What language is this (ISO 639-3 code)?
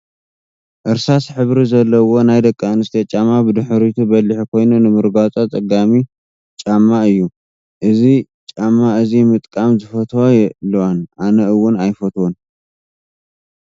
tir